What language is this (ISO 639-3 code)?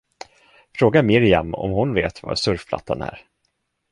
swe